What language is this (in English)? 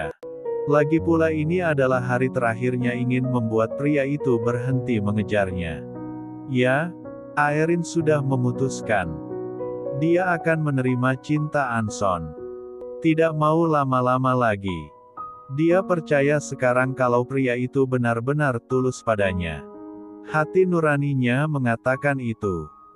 Indonesian